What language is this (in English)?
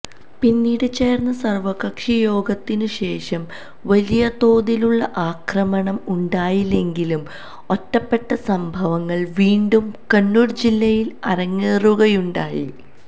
Malayalam